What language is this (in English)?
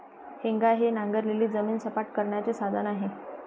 Marathi